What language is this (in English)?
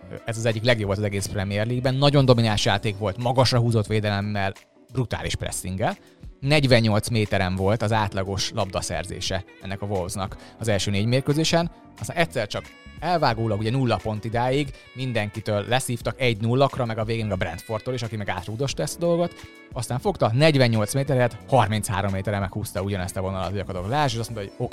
Hungarian